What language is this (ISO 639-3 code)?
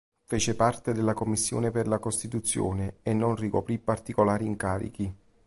ita